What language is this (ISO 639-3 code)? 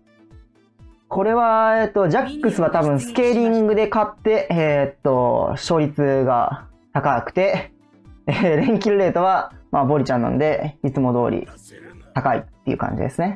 jpn